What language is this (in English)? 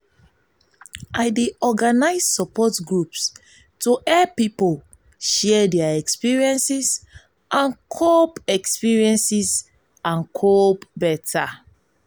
Nigerian Pidgin